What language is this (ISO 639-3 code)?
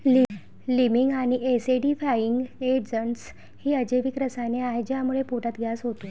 mar